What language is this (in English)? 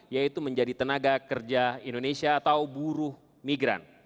Indonesian